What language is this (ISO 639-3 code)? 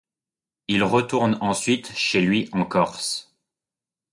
fra